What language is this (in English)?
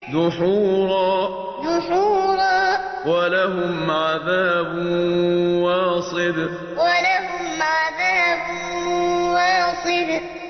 Arabic